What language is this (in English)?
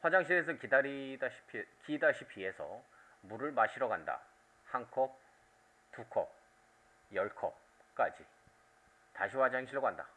Korean